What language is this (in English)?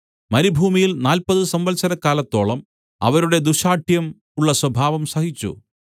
Malayalam